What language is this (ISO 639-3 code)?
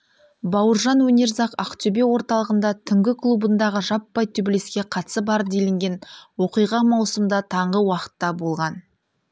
kaz